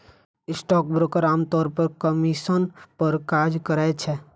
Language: Maithili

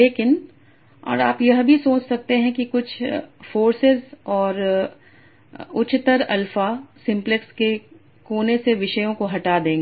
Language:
Hindi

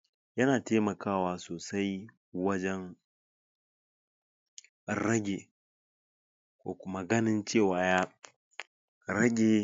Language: Hausa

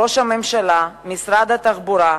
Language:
Hebrew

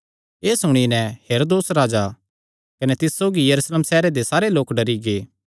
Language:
Kangri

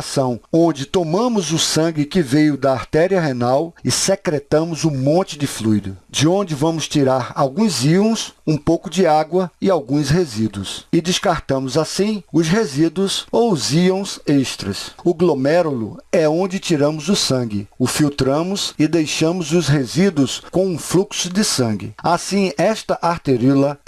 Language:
Portuguese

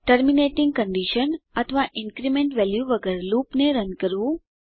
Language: Gujarati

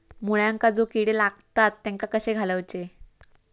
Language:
Marathi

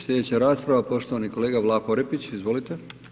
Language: Croatian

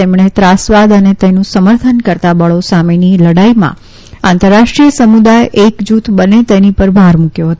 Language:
Gujarati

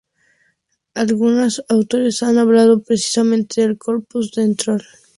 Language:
Spanish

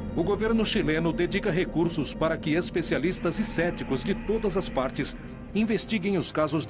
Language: Portuguese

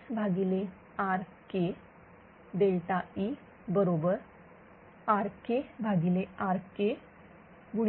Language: Marathi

